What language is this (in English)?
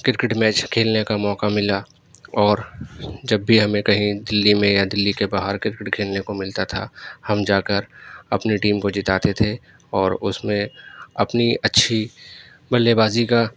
Urdu